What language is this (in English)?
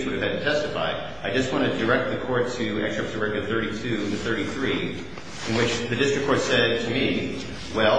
English